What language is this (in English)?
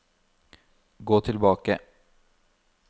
Norwegian